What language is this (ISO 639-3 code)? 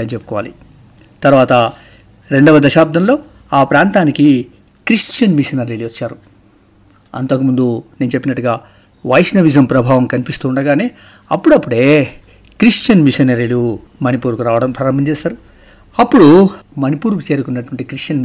tel